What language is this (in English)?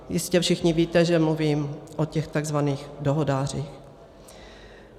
Czech